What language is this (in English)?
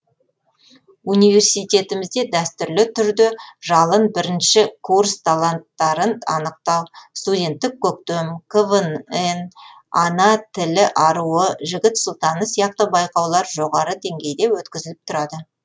Kazakh